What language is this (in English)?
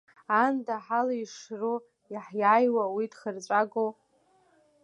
Abkhazian